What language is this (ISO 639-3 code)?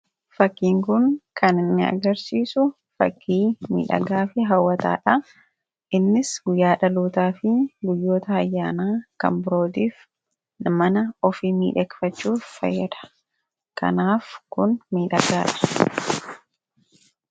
orm